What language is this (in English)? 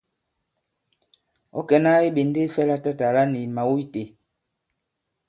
Bankon